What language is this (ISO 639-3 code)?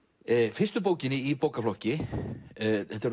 isl